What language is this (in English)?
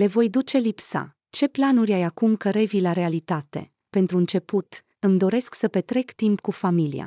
Romanian